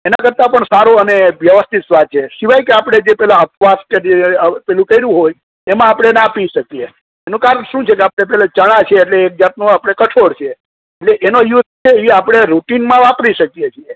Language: Gujarati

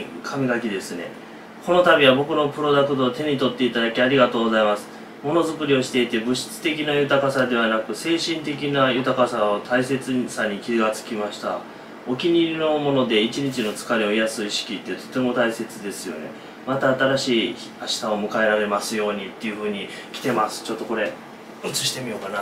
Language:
Japanese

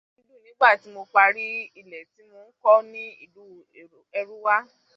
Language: Yoruba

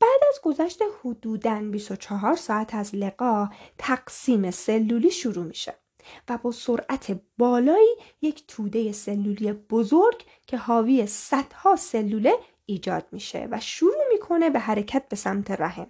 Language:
Persian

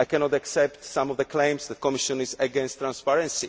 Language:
English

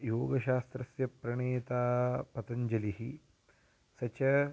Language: Sanskrit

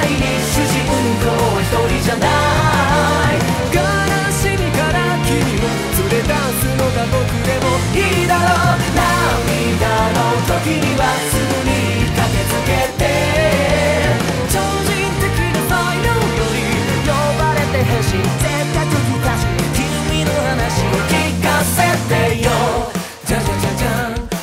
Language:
Korean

